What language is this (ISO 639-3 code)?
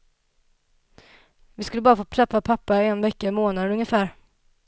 swe